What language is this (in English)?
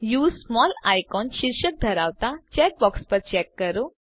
Gujarati